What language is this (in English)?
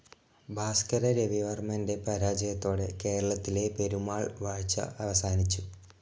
Malayalam